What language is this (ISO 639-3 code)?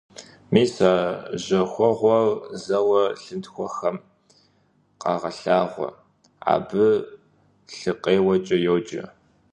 kbd